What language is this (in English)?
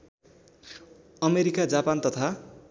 Nepali